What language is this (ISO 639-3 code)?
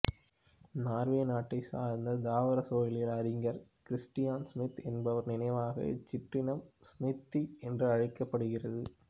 tam